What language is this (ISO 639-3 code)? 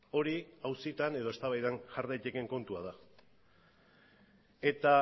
eus